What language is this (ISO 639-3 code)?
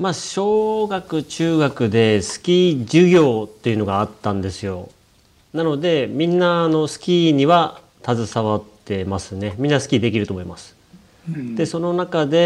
jpn